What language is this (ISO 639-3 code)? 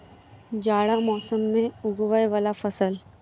mai